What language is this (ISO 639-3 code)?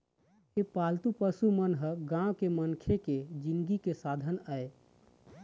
hne